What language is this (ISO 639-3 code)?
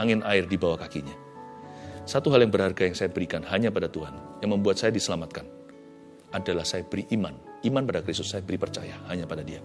ind